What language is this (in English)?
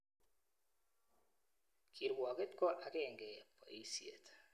Kalenjin